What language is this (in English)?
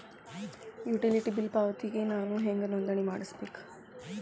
Kannada